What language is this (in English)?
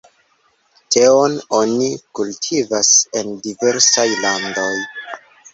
Esperanto